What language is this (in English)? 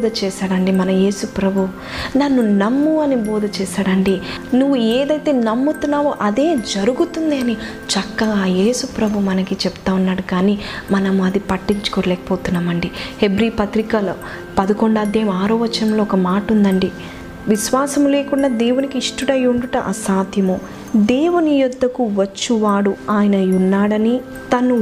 Telugu